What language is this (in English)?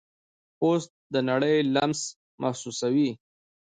Pashto